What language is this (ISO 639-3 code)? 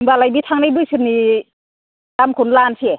brx